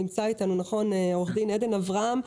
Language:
Hebrew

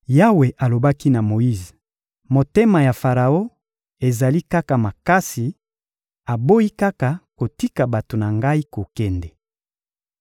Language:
Lingala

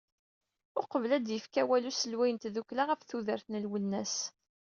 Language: Kabyle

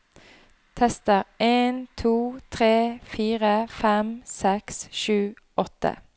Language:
Norwegian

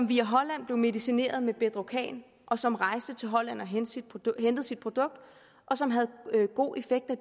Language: Danish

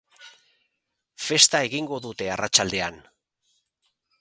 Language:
Basque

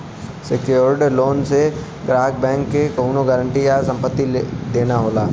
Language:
Bhojpuri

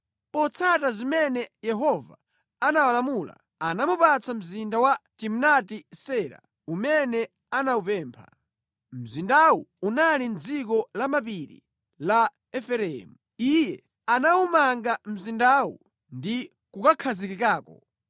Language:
Nyanja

